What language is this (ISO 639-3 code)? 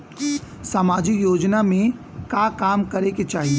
bho